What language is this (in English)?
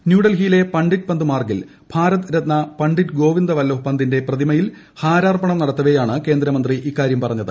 Malayalam